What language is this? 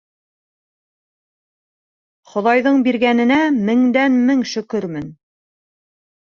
Bashkir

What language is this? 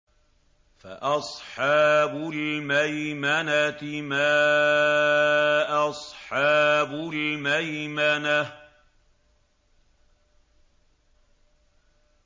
Arabic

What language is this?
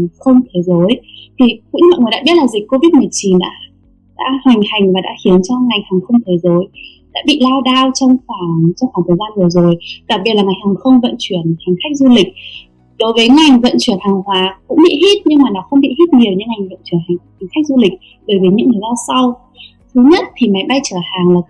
Vietnamese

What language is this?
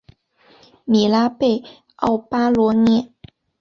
Chinese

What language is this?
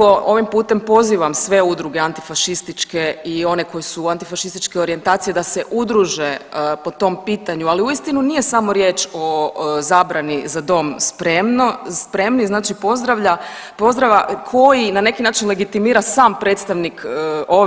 Croatian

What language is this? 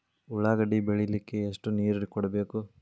Kannada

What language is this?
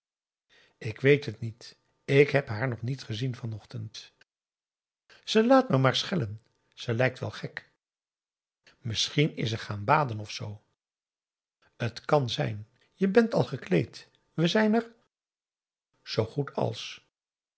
Dutch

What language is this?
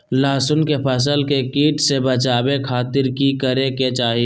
Magahi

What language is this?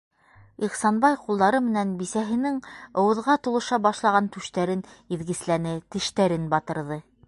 Bashkir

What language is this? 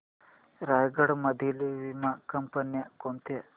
Marathi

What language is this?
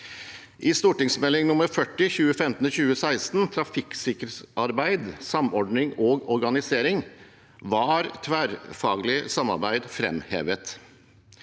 Norwegian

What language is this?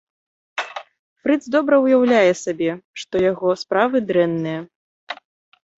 Belarusian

